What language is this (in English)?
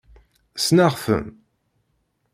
Kabyle